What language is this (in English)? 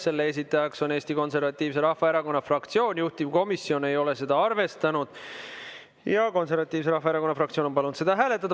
Estonian